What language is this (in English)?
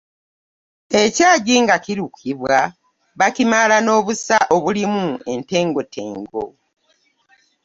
Ganda